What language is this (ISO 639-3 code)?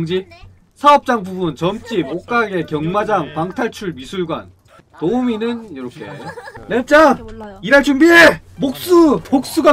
kor